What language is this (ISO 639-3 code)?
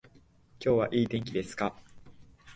jpn